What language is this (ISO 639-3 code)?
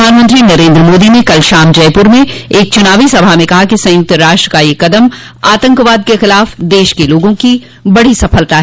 hin